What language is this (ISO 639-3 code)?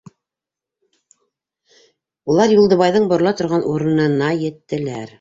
bak